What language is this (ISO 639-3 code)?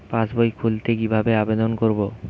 ben